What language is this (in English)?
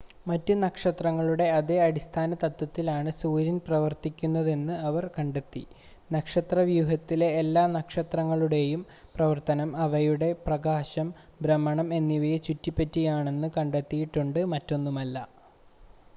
Malayalam